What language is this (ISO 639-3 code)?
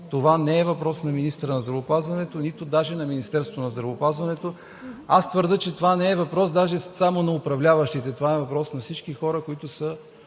bul